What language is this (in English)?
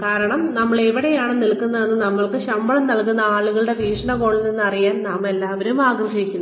Malayalam